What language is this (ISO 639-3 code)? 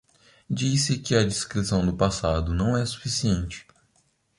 por